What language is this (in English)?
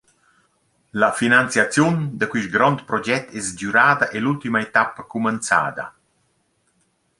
Romansh